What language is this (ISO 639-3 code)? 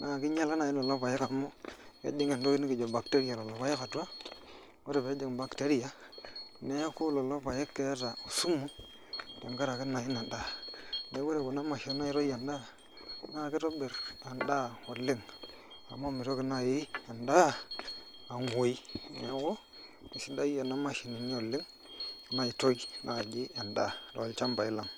mas